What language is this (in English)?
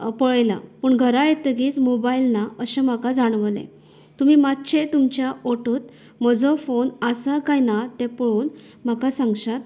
Konkani